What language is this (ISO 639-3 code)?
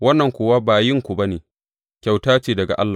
hau